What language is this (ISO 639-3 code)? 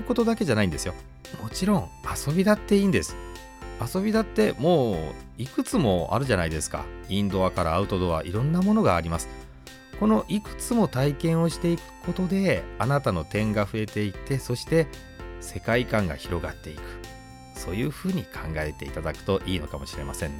jpn